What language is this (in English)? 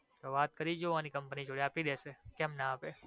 Gujarati